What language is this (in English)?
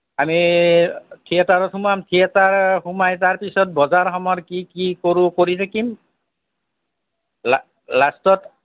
Assamese